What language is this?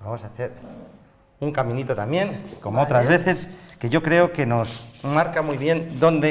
Spanish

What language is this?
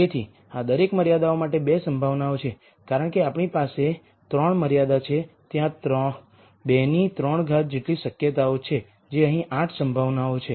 Gujarati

